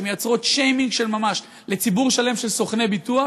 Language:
Hebrew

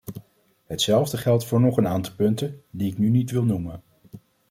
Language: Dutch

